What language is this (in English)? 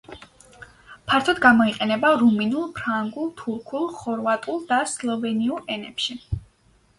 Georgian